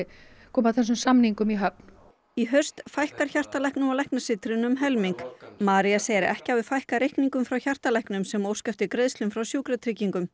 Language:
Icelandic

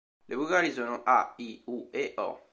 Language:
Italian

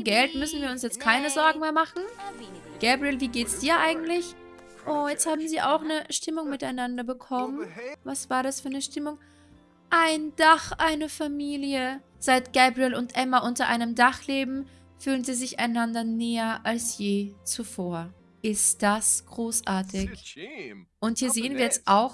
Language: German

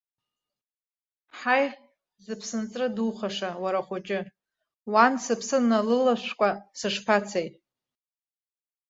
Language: Abkhazian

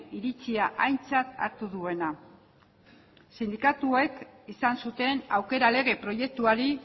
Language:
Basque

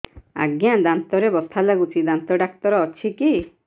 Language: Odia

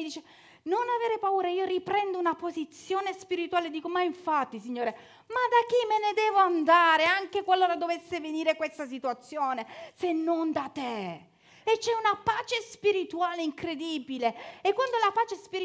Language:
Italian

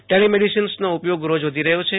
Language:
Gujarati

